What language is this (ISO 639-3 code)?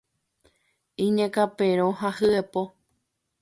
grn